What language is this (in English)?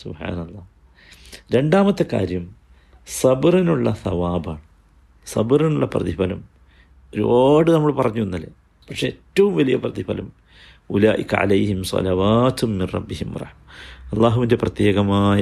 Malayalam